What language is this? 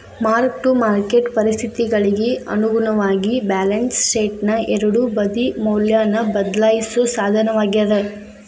Kannada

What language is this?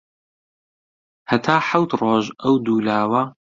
Central Kurdish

